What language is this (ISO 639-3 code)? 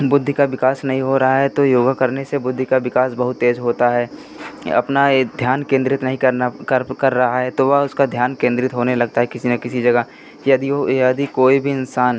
hin